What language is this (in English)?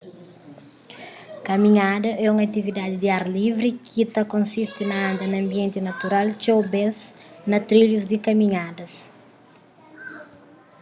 Kabuverdianu